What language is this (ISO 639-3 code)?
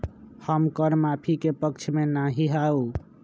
mag